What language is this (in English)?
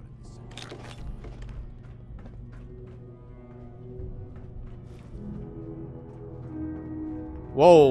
Turkish